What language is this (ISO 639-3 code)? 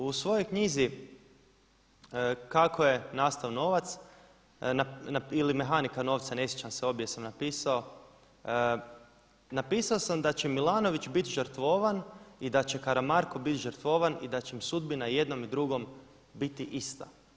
hrv